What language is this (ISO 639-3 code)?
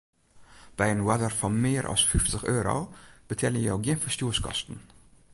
fry